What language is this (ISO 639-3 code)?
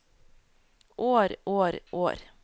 nor